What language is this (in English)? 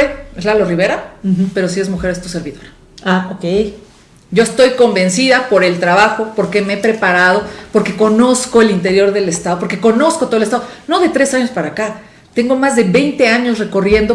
Spanish